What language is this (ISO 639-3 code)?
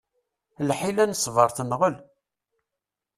kab